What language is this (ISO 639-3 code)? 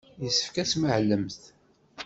kab